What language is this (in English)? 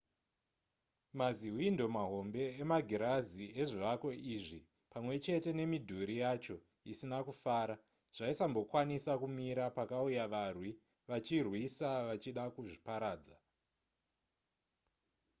Shona